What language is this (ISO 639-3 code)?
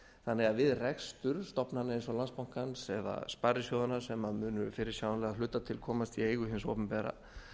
isl